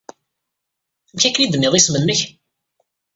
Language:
Kabyle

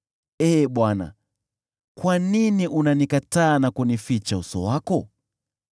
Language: Swahili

